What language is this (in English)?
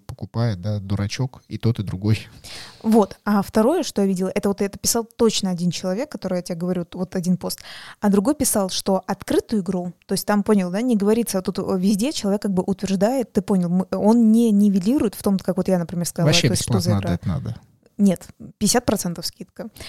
Russian